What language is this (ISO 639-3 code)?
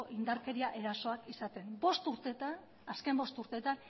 eus